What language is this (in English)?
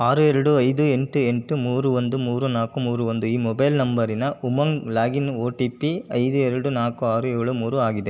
Kannada